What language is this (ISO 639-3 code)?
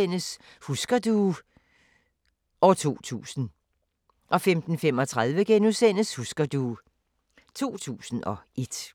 dan